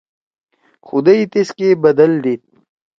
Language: Torwali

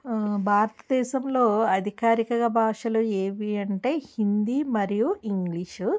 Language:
Telugu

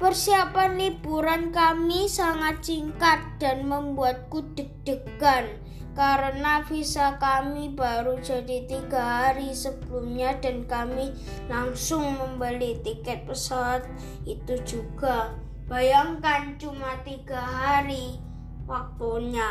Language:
Indonesian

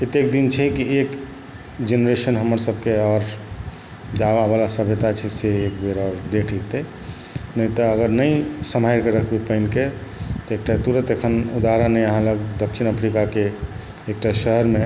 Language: Maithili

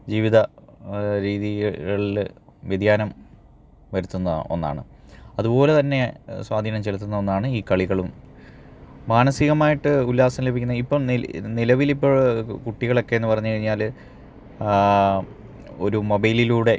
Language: Malayalam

